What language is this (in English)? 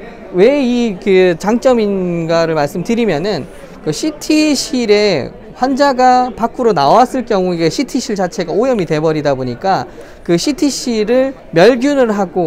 Korean